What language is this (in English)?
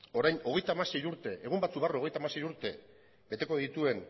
Basque